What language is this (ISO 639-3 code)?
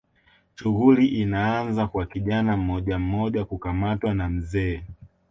swa